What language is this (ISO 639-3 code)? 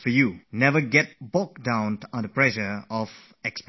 eng